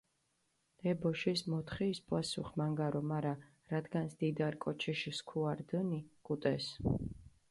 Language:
Mingrelian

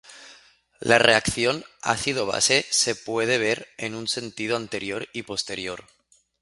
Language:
Spanish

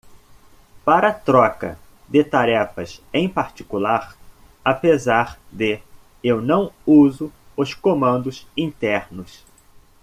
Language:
Portuguese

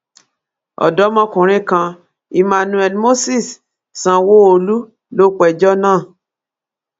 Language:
Yoruba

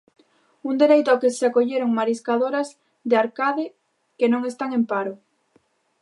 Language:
Galician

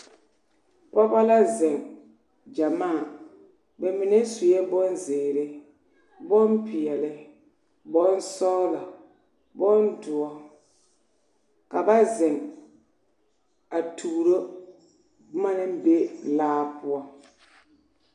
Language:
Southern Dagaare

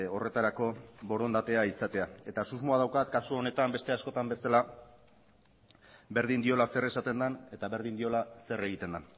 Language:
Basque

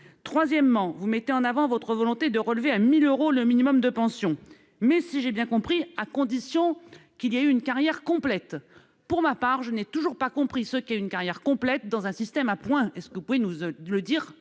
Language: French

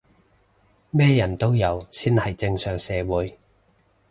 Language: Cantonese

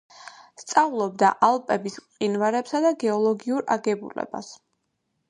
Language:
Georgian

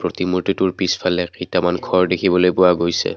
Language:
Assamese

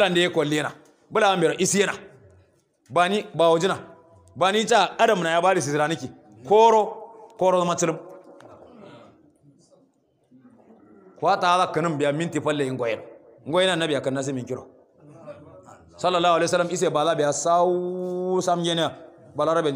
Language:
Arabic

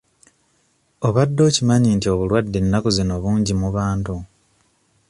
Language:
Ganda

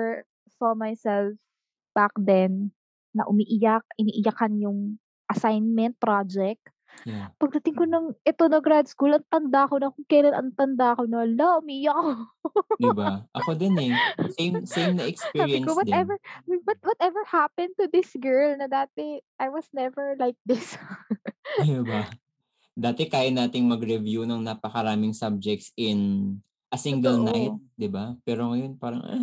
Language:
Filipino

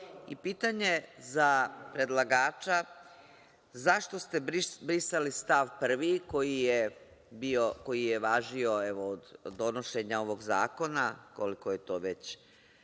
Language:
Serbian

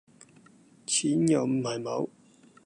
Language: Cantonese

